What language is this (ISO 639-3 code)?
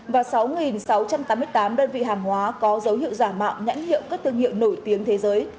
vie